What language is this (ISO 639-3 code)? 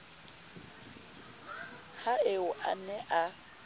sot